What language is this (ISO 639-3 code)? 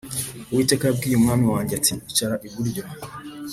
kin